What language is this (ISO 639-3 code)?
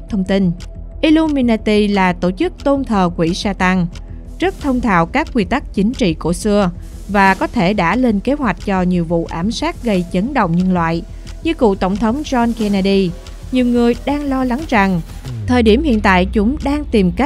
vie